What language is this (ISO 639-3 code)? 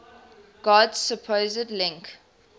eng